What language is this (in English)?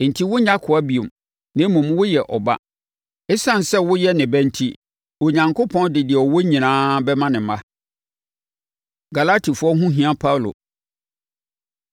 Akan